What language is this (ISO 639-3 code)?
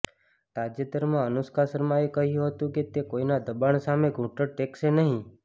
guj